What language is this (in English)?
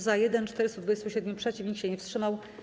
Polish